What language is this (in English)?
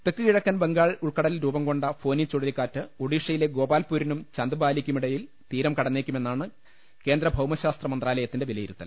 Malayalam